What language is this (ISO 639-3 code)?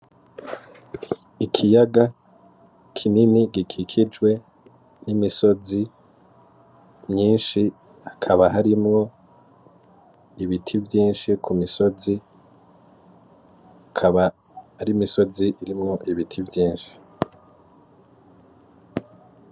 run